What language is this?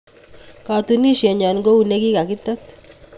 Kalenjin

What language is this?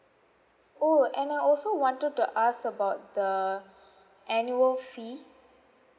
English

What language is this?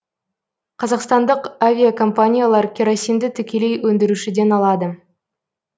Kazakh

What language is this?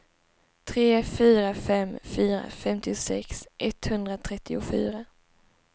Swedish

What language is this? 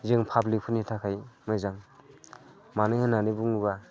Bodo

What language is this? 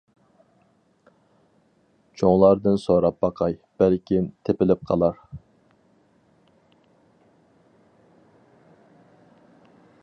Uyghur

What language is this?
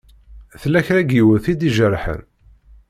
Kabyle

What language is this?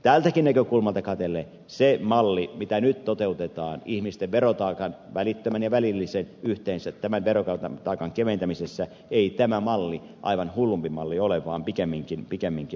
Finnish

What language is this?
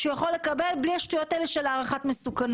Hebrew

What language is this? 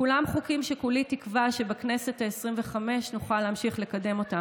Hebrew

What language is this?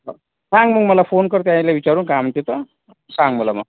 Marathi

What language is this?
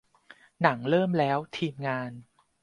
Thai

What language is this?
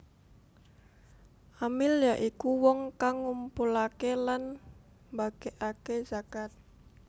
Javanese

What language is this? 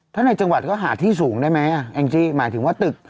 Thai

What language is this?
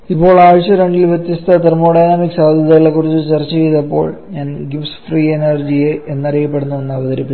Malayalam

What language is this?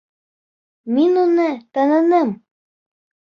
Bashkir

